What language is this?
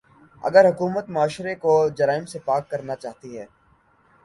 Urdu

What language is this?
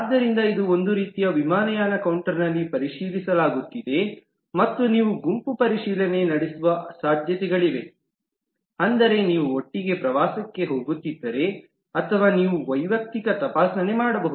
Kannada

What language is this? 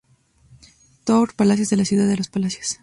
Spanish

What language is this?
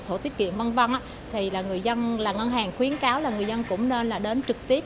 Vietnamese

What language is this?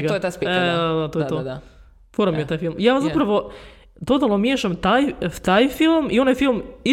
Croatian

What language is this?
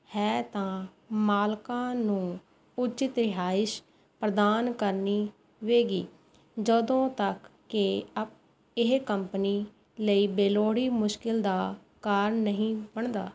Punjabi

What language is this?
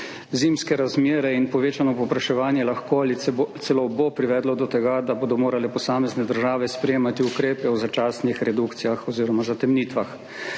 Slovenian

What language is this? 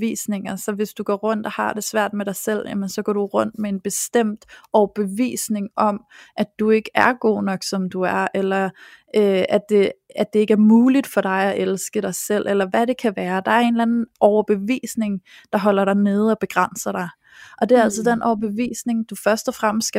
Danish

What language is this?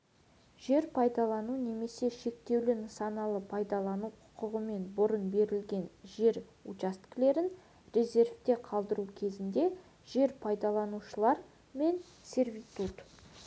Kazakh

